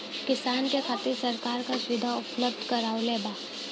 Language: Bhojpuri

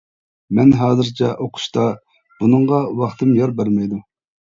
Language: Uyghur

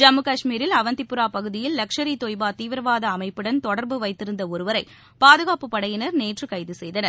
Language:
Tamil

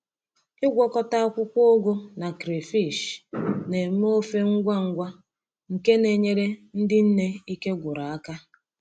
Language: Igbo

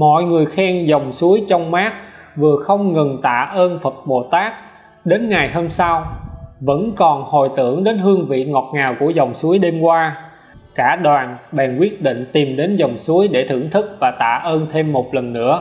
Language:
Vietnamese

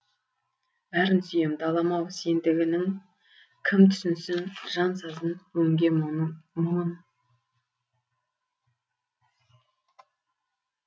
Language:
Kazakh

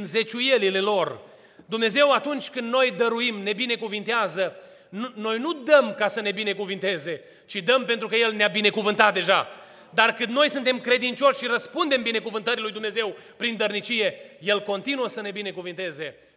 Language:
Romanian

